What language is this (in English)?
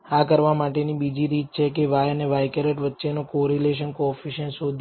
Gujarati